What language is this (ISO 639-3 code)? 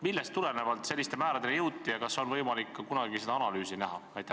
est